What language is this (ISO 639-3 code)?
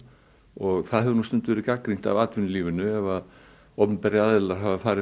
isl